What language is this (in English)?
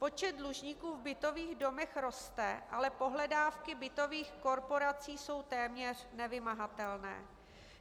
Czech